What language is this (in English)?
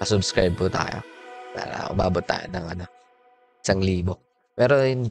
Filipino